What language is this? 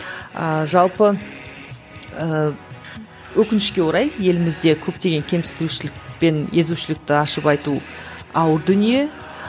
Kazakh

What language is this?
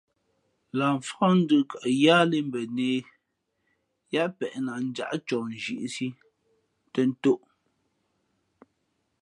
Fe'fe'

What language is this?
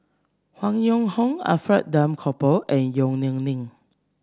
English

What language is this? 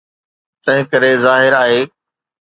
Sindhi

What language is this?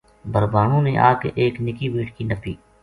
Gujari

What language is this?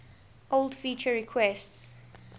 English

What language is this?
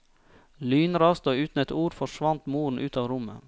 Norwegian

